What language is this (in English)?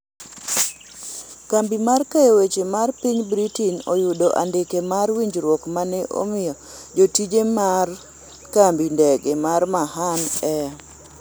Luo (Kenya and Tanzania)